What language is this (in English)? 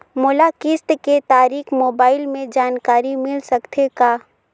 Chhattisgarhi